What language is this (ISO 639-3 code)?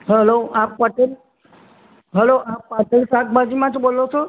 guj